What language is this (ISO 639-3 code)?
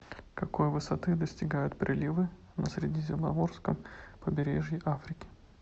rus